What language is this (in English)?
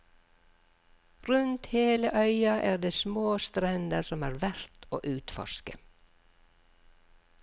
Norwegian